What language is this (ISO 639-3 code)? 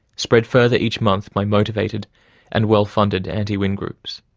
eng